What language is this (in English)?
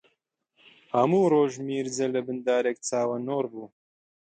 Central Kurdish